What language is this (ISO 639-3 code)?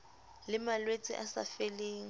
sot